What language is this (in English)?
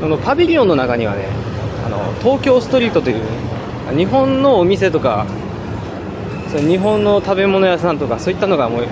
Japanese